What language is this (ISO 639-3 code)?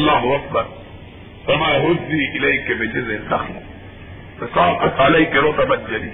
urd